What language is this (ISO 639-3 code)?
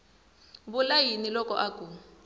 tso